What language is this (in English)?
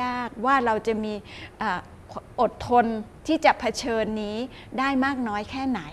Thai